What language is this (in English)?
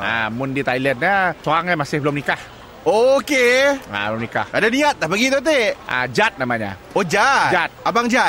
Malay